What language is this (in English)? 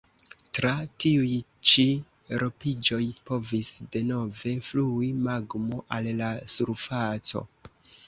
Esperanto